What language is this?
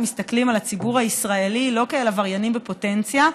Hebrew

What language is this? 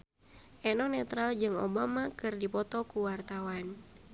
Sundanese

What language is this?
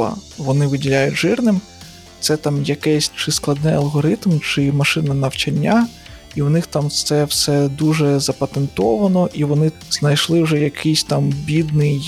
Ukrainian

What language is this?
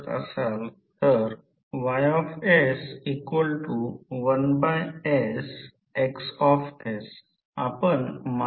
Marathi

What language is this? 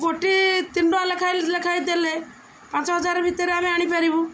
Odia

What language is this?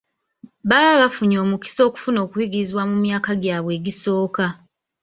Ganda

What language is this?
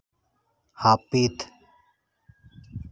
Santali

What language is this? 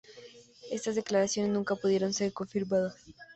Spanish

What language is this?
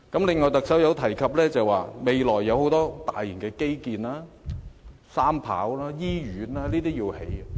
Cantonese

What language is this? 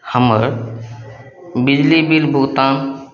Maithili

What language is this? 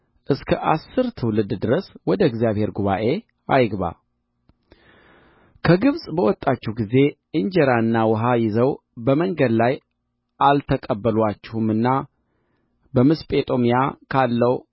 Amharic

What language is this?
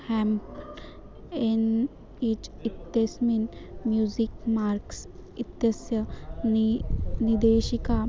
Sanskrit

